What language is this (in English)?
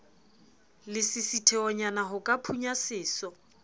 Southern Sotho